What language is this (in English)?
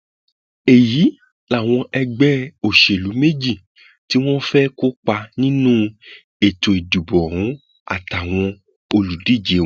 Yoruba